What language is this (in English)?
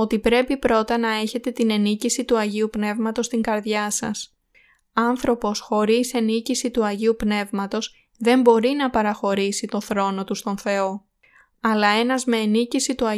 Greek